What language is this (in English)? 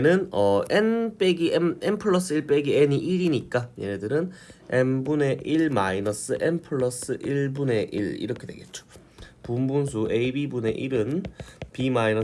Korean